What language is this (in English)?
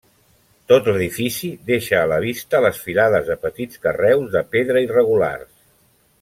Catalan